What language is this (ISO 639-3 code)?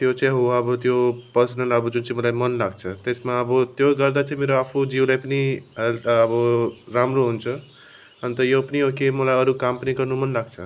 nep